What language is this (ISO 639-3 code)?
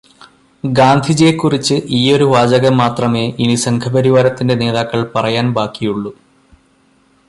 mal